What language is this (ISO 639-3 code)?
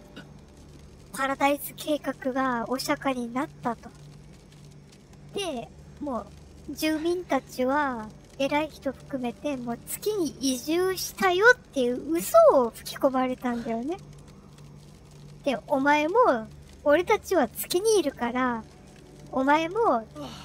jpn